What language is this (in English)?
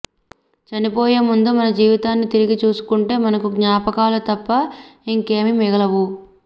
Telugu